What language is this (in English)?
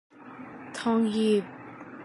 Thai